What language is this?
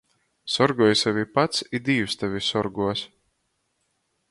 Latgalian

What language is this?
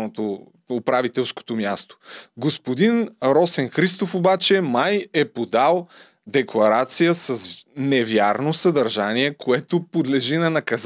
Bulgarian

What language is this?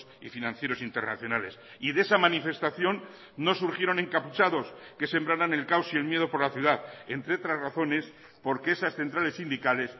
Spanish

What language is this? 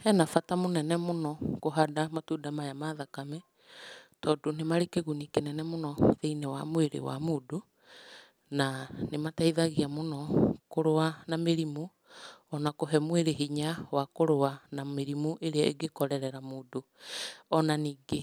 Kikuyu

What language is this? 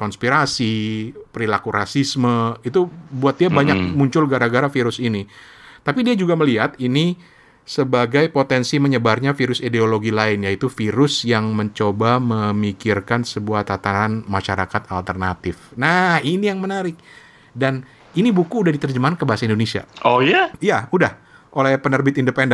Indonesian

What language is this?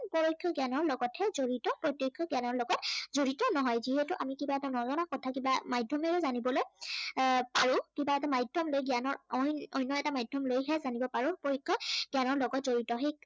Assamese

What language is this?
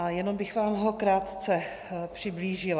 Czech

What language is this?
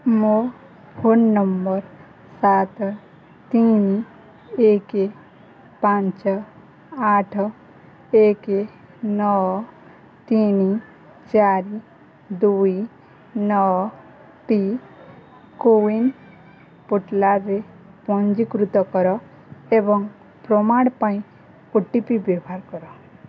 Odia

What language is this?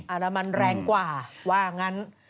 Thai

